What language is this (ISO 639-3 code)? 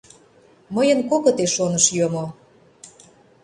chm